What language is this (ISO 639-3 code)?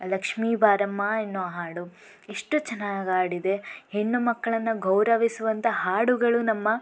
kan